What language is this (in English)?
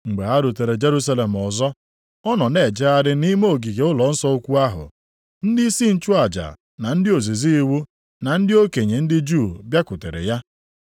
Igbo